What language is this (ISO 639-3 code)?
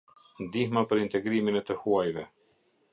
sqi